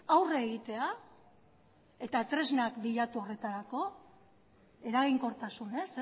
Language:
Basque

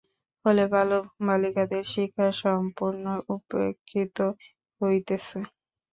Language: Bangla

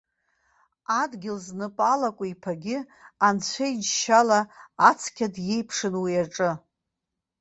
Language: Abkhazian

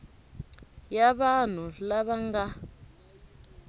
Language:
Tsonga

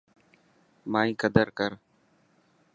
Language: Dhatki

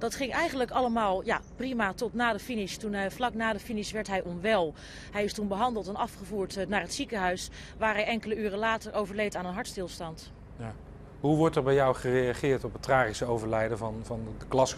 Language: Dutch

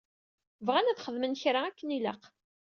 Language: Kabyle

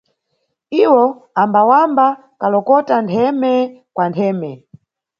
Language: Nyungwe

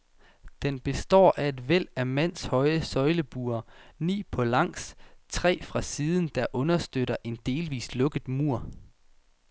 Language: Danish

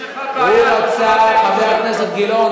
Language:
Hebrew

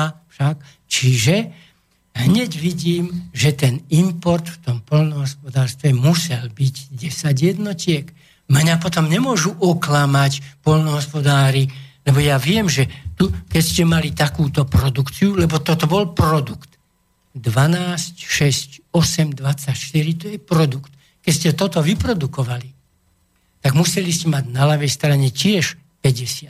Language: Slovak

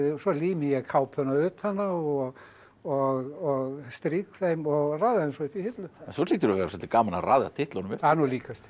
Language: Icelandic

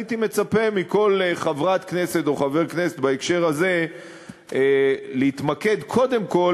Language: Hebrew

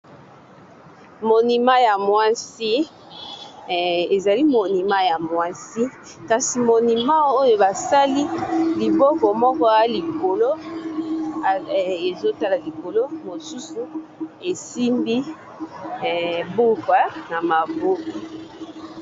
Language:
Lingala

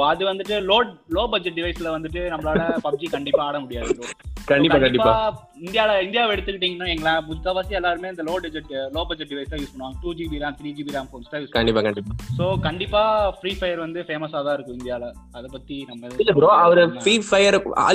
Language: Tamil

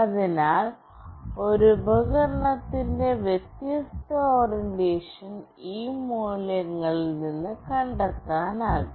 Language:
Malayalam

